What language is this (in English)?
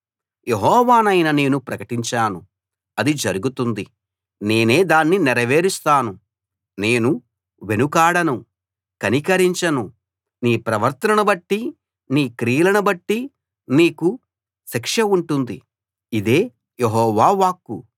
Telugu